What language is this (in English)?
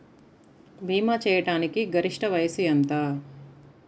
Telugu